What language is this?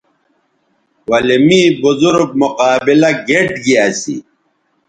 Bateri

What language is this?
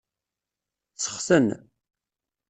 Kabyle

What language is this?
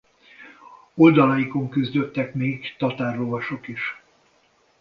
Hungarian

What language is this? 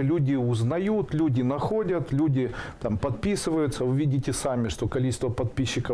Russian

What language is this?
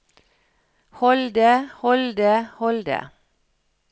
Norwegian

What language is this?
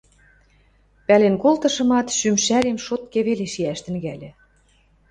Western Mari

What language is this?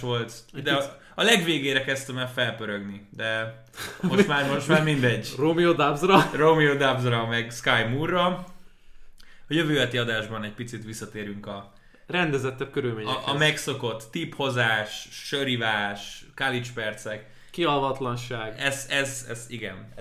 Hungarian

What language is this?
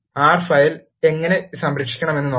Malayalam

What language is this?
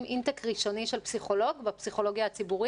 Hebrew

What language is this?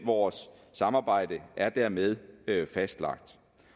Danish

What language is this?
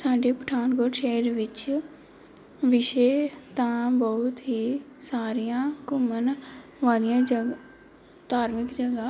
Punjabi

